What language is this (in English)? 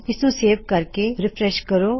Punjabi